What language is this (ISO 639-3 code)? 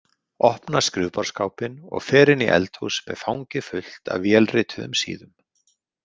isl